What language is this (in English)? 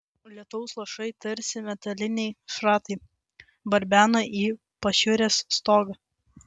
Lithuanian